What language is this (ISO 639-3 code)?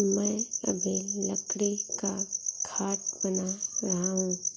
hin